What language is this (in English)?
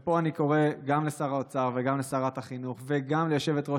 Hebrew